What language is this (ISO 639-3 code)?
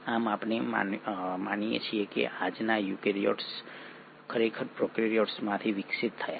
guj